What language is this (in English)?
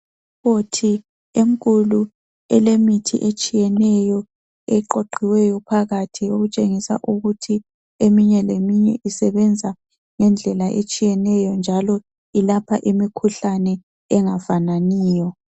North Ndebele